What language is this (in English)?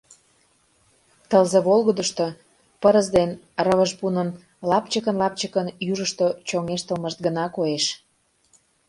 Mari